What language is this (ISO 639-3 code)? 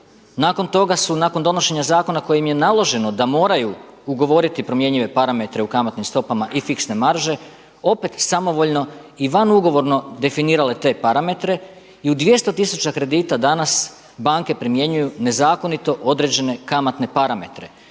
hrv